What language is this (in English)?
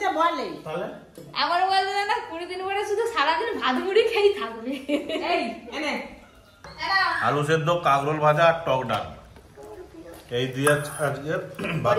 Bangla